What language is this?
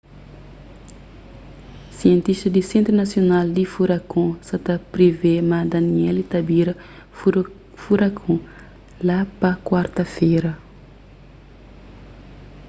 Kabuverdianu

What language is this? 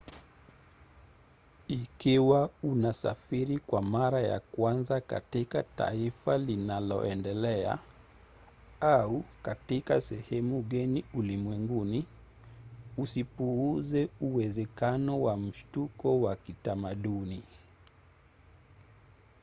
Swahili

